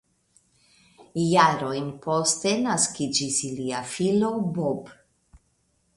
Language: Esperanto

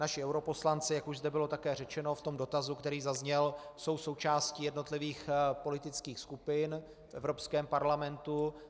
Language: Czech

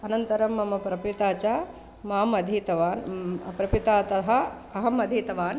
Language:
Sanskrit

